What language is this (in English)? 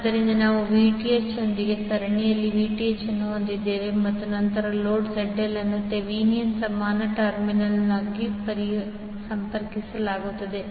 Kannada